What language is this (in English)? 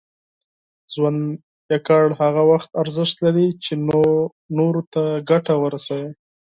Pashto